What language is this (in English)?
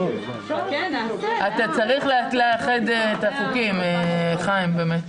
Hebrew